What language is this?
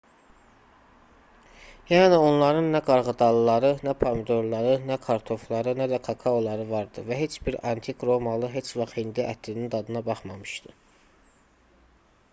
Azerbaijani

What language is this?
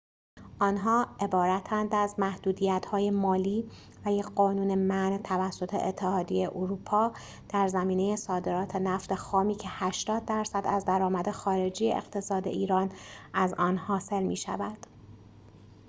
Persian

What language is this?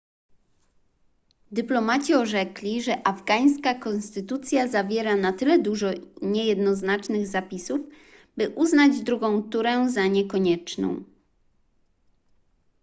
Polish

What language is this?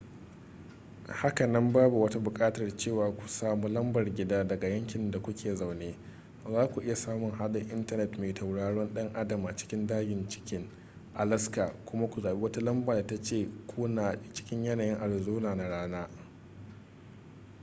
Hausa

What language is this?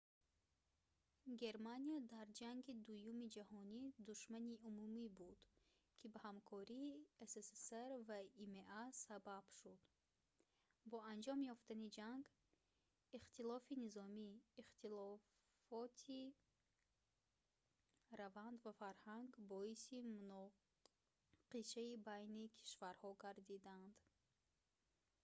Tajik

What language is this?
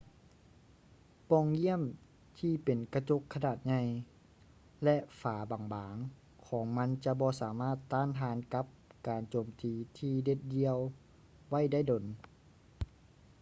Lao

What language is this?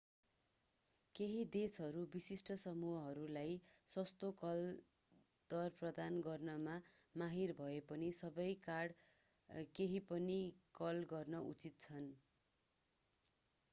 Nepali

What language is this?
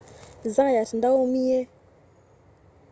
Kamba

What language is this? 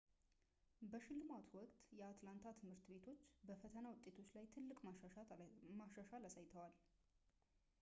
Amharic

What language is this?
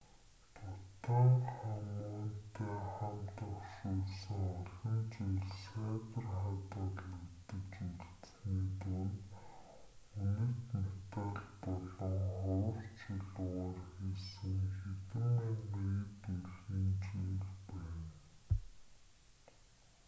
Mongolian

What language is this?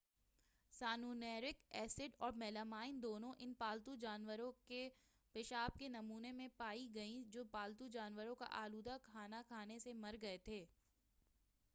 Urdu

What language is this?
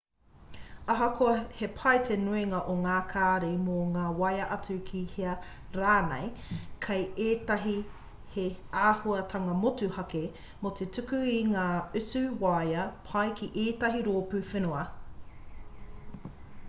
Māori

